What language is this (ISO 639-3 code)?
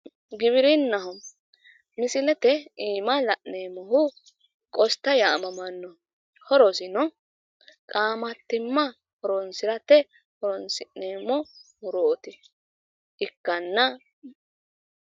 sid